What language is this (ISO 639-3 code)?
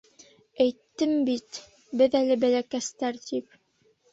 bak